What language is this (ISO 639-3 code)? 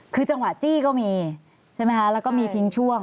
tha